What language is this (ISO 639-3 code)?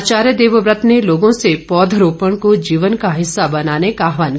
hin